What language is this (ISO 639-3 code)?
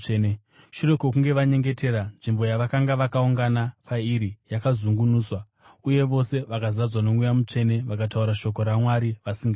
sna